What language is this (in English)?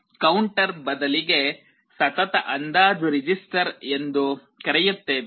Kannada